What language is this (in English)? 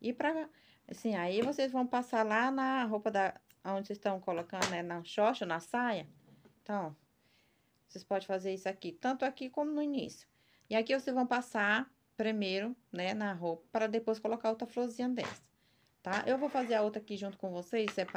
Portuguese